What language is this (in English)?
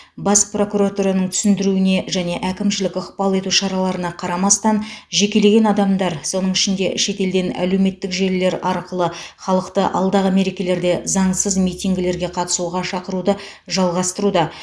Kazakh